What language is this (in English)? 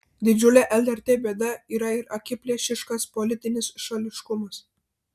Lithuanian